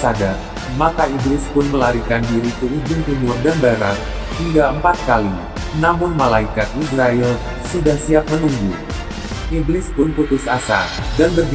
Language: Indonesian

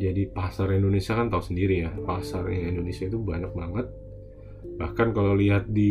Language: Indonesian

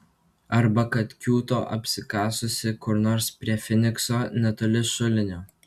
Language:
Lithuanian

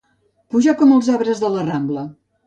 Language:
Catalan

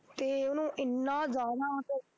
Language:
Punjabi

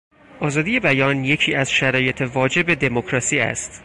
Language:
Persian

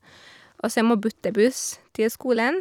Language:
Norwegian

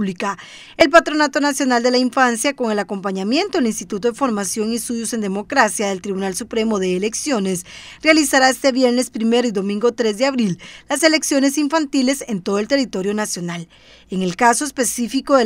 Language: Spanish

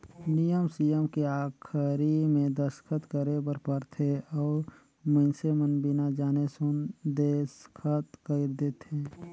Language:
Chhattisgarhi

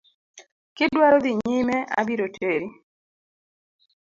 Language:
Luo (Kenya and Tanzania)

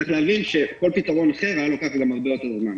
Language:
Hebrew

